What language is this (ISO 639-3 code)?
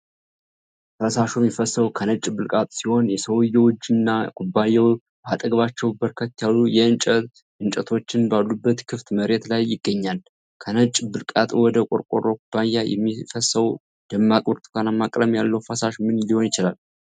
amh